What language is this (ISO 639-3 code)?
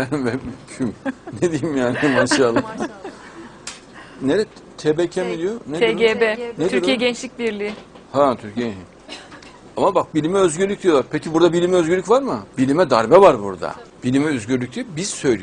tur